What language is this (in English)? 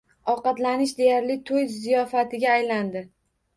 Uzbek